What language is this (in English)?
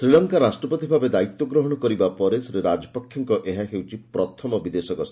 Odia